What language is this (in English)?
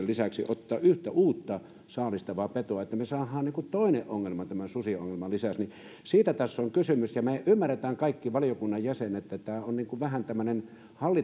Finnish